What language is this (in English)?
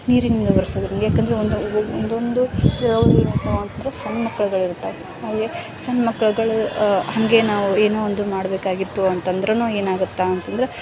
Kannada